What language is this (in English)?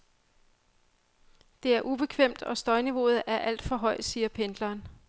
Danish